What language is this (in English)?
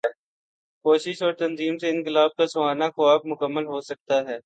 Urdu